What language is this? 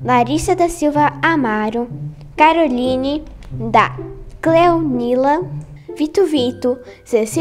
Portuguese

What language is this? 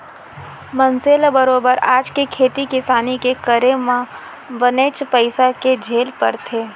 Chhattisgarhi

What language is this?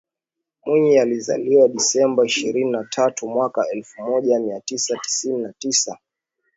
Swahili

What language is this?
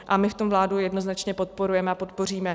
Czech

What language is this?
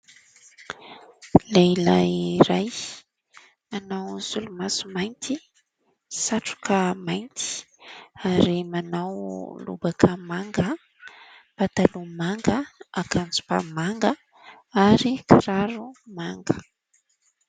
Malagasy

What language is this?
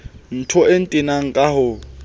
Southern Sotho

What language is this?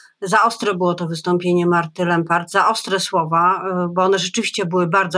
Polish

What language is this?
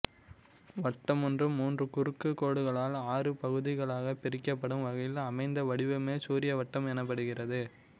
Tamil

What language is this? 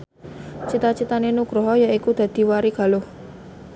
Javanese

